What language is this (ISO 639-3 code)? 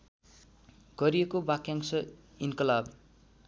nep